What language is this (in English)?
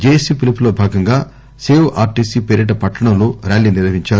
Telugu